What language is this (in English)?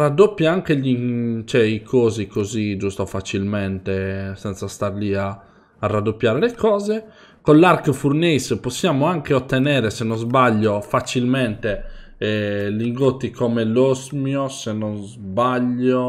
Italian